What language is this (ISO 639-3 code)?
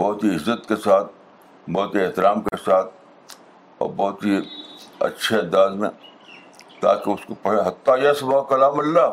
urd